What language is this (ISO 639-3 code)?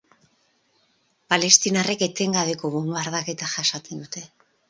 eus